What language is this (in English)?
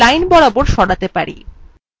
Bangla